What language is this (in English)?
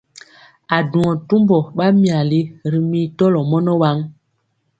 Mpiemo